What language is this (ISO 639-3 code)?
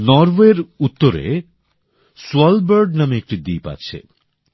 ben